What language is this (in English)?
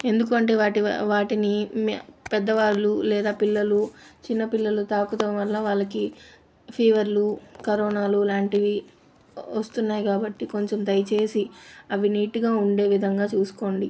Telugu